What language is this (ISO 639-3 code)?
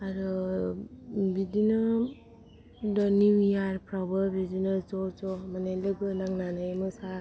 brx